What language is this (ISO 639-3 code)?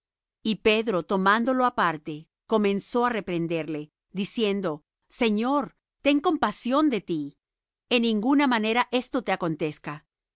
spa